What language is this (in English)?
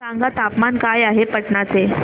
Marathi